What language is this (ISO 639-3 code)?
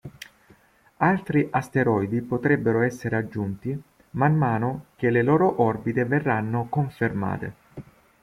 ita